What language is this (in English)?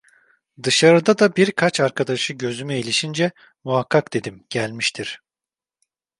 Turkish